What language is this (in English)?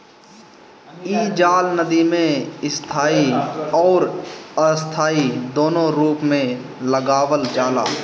Bhojpuri